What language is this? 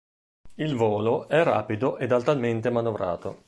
Italian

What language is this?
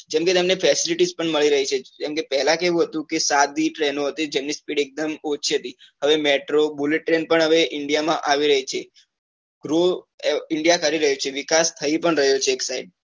Gujarati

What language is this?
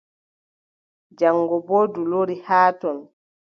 Adamawa Fulfulde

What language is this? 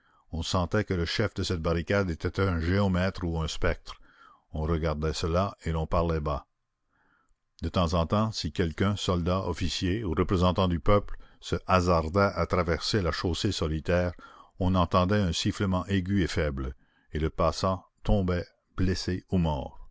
French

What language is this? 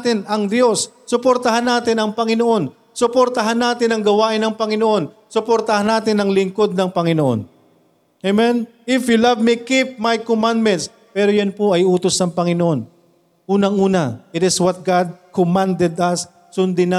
Filipino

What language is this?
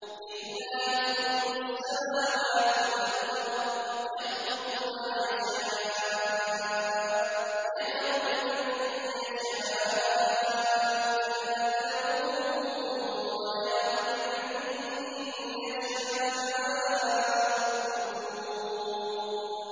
Arabic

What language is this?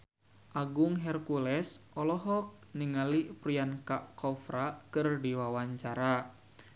Sundanese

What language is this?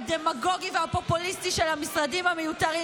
Hebrew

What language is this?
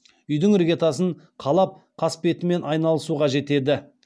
Kazakh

